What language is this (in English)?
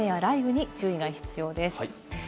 Japanese